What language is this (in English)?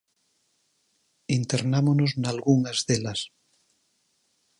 Galician